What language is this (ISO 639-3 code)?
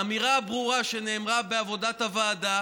heb